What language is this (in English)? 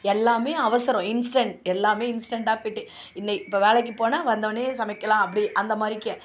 Tamil